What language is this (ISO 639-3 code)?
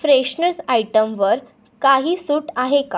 mar